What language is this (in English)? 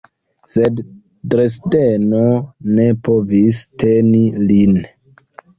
Esperanto